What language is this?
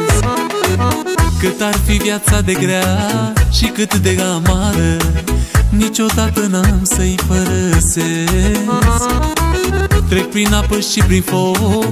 Romanian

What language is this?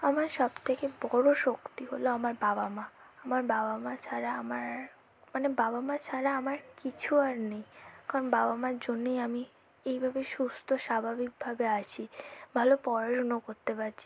Bangla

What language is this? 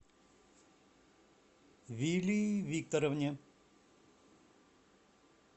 Russian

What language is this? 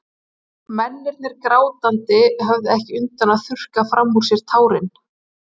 Icelandic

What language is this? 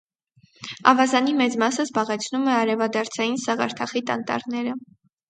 Armenian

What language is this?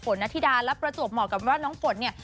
Thai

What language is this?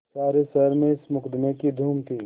Hindi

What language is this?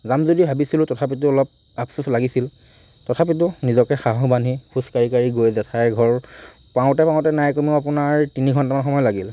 Assamese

